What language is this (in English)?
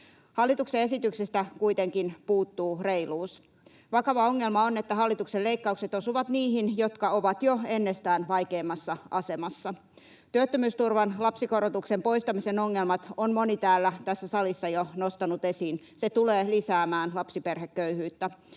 Finnish